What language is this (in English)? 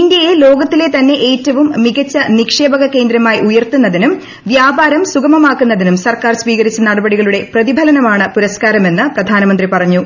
Malayalam